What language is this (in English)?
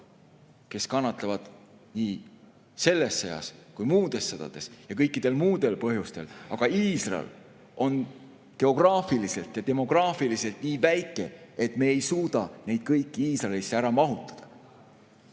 Estonian